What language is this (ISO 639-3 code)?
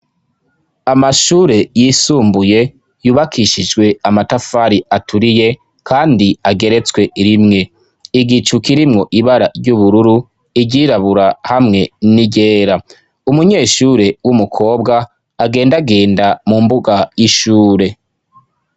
run